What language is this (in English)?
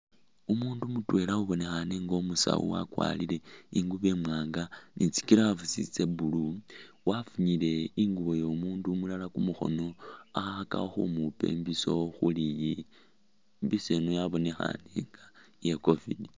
Masaaba